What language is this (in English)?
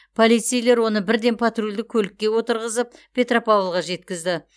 Kazakh